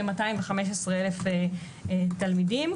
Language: Hebrew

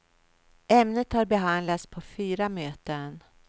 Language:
Swedish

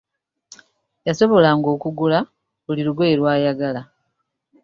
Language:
Ganda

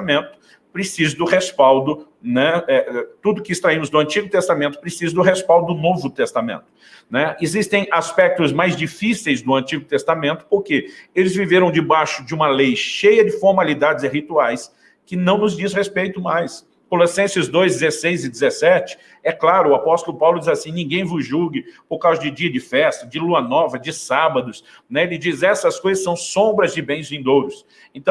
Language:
Portuguese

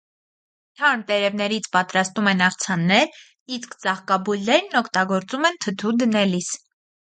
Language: Armenian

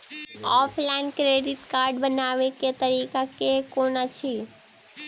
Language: Maithili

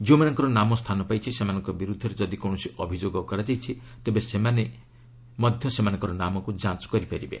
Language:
Odia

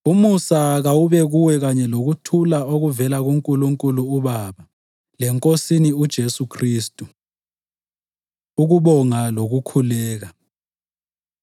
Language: North Ndebele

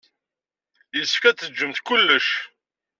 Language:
Kabyle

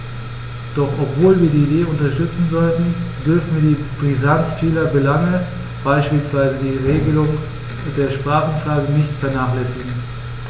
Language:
German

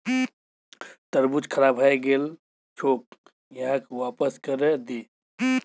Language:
Magahi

